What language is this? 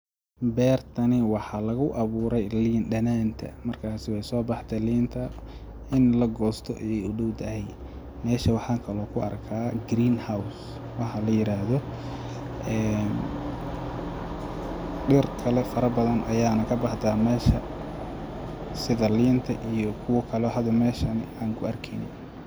Somali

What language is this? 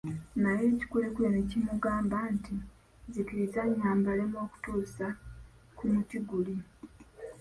Ganda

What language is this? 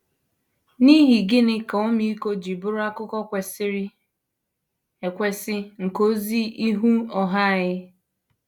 Igbo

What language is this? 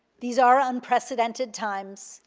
English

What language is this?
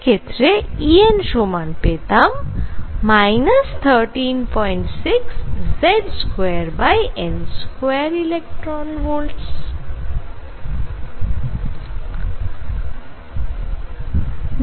Bangla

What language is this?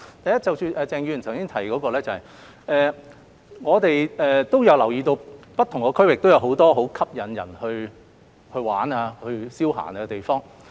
Cantonese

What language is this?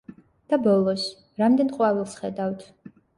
Georgian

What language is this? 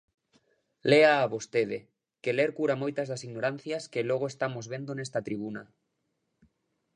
Galician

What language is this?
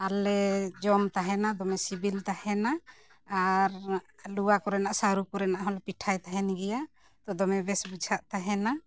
Santali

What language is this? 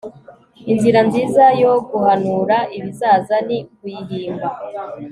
Kinyarwanda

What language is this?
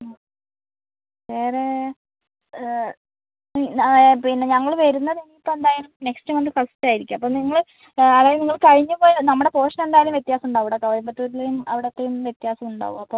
Malayalam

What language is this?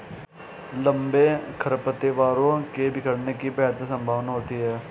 Hindi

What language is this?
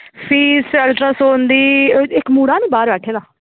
Dogri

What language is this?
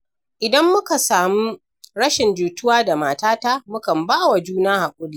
Hausa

